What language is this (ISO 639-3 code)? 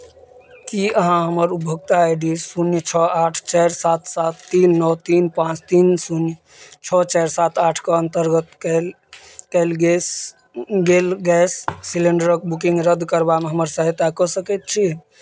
mai